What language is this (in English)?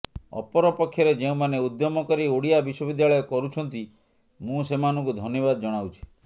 Odia